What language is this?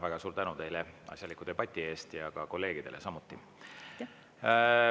Estonian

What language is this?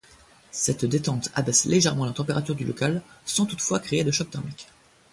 French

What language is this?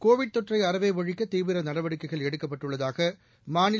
Tamil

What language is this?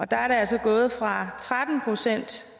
Danish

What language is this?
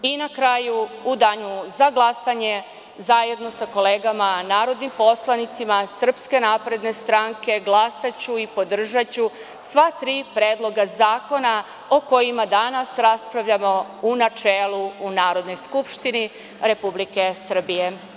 Serbian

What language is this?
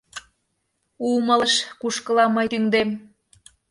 Mari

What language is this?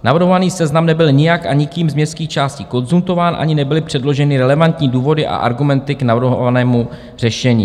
Czech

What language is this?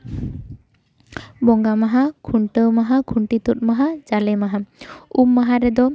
Santali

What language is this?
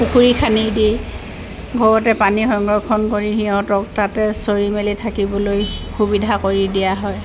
Assamese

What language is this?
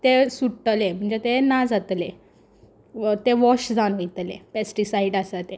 Konkani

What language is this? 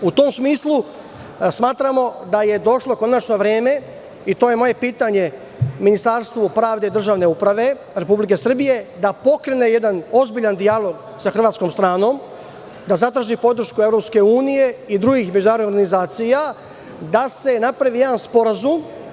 Serbian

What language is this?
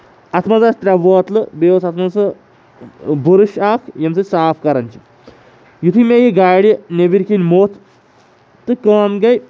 Kashmiri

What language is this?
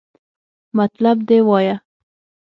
Pashto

